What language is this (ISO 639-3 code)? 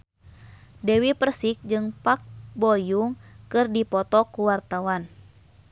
sun